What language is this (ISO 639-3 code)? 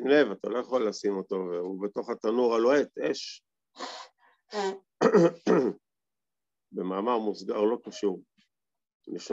heb